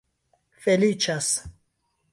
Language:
Esperanto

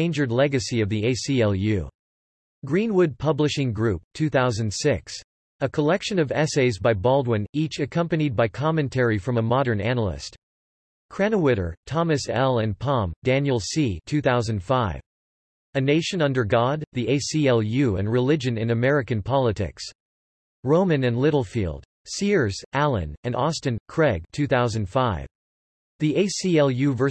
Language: English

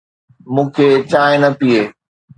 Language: Sindhi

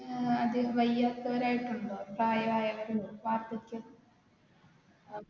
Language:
Malayalam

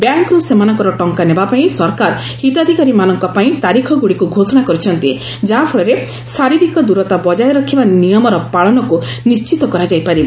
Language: Odia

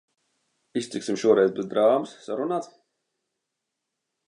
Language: Latvian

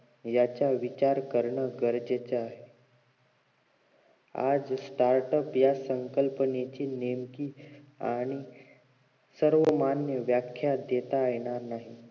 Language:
Marathi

